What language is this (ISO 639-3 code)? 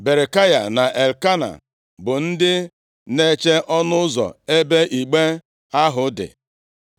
ibo